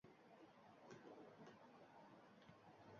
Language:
Uzbek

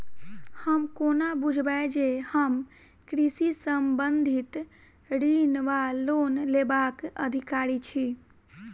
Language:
Maithili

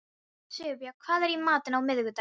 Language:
Icelandic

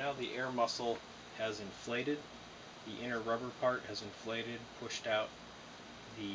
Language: English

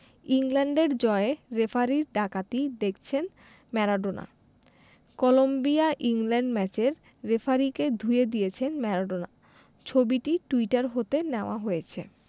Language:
Bangla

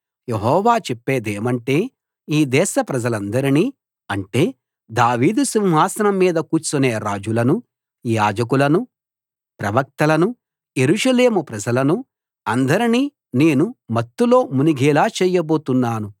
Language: Telugu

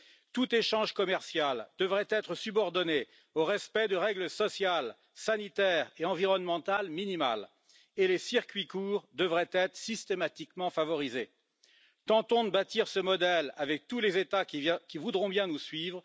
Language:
French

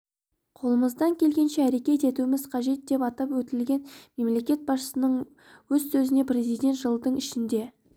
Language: Kazakh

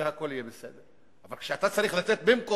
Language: Hebrew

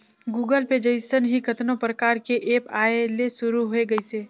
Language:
Chhattisgarhi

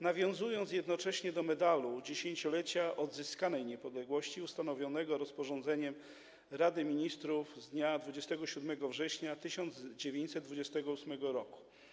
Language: Polish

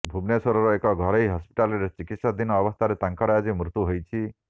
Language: Odia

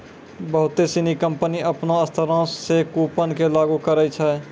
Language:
Maithili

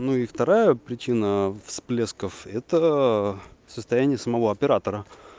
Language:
Russian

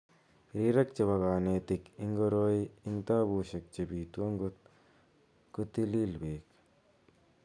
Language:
Kalenjin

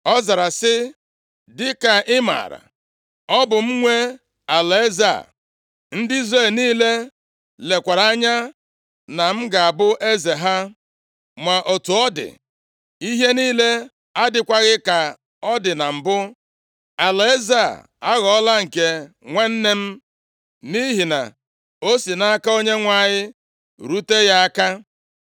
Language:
Igbo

